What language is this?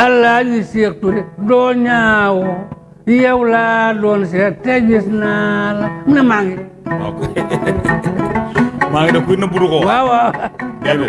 Indonesian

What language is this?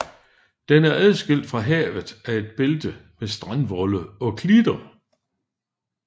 Danish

